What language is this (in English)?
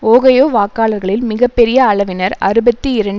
Tamil